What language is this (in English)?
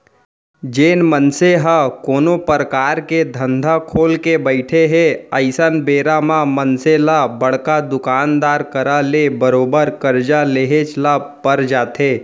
Chhattisgarhi